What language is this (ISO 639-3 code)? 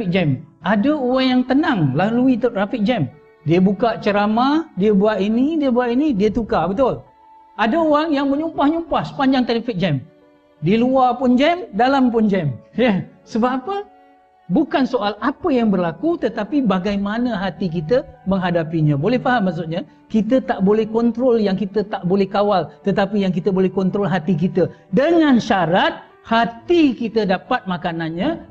msa